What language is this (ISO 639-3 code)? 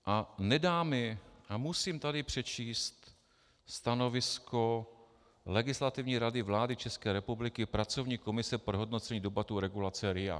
ces